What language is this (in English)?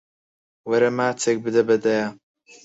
Central Kurdish